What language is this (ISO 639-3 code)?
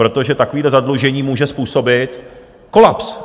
ces